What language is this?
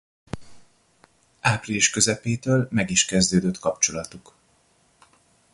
Hungarian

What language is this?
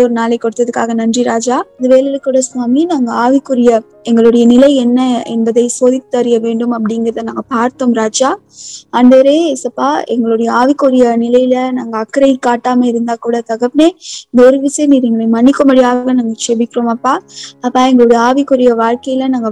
Tamil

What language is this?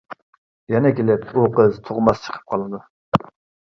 Uyghur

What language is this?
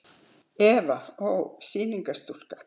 Icelandic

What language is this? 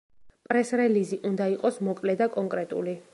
Georgian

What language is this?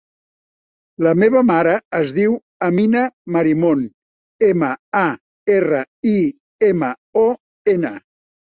Catalan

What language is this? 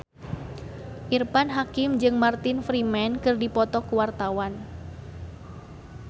Sundanese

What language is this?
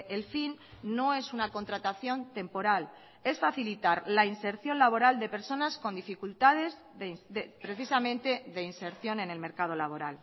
Spanish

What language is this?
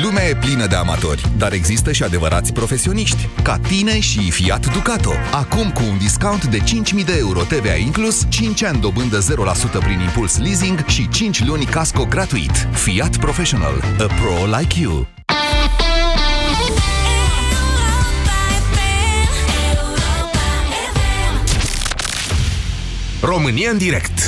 Romanian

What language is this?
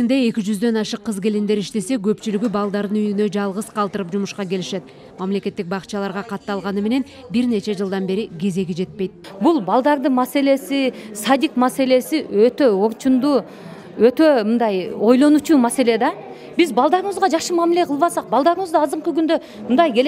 Turkish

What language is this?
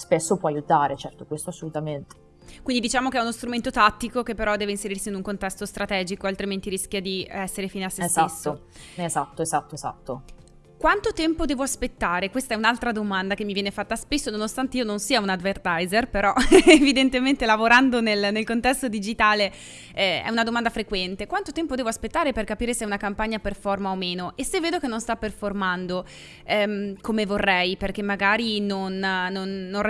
Italian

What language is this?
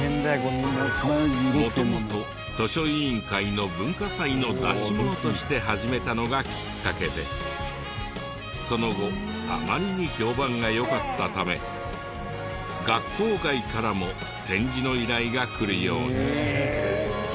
Japanese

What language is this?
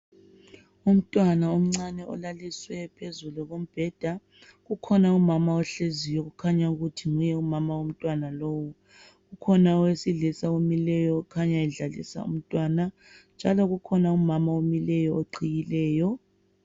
North Ndebele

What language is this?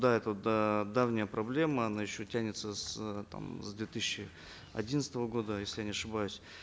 Kazakh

